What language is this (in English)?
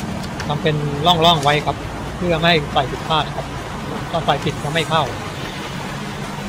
Thai